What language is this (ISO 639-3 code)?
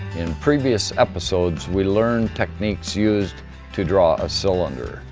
eng